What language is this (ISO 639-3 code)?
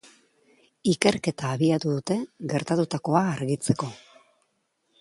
eus